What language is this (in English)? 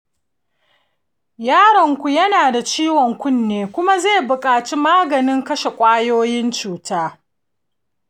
Hausa